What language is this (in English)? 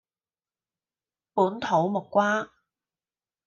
Cantonese